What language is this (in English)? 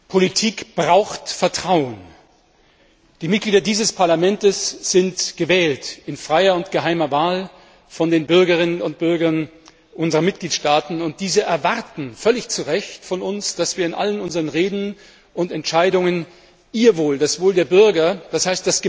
German